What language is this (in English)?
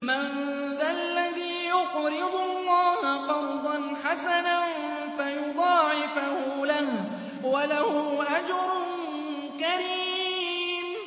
Arabic